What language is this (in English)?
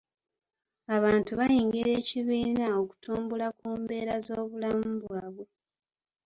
Ganda